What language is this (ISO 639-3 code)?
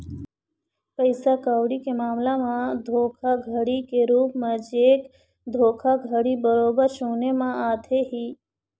hne